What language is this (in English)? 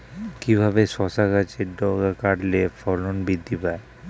Bangla